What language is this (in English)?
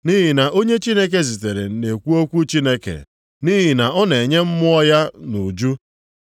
Igbo